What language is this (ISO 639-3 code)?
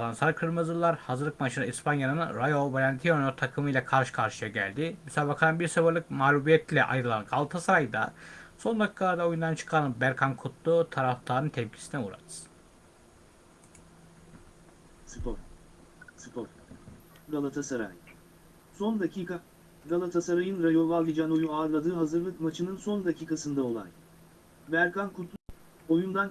tur